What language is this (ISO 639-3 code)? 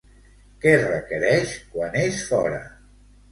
cat